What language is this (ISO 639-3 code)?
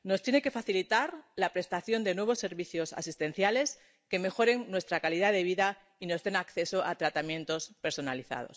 spa